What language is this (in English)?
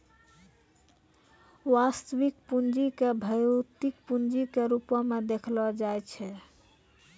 Maithili